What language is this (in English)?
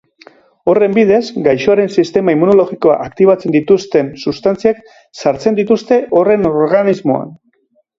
Basque